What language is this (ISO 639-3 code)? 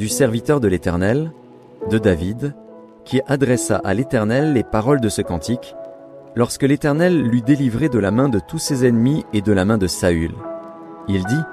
fra